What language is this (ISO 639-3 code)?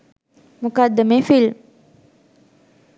sin